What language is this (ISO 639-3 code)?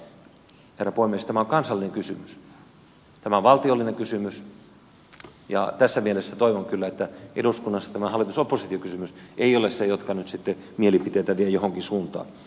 fin